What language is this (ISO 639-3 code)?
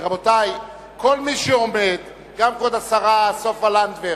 heb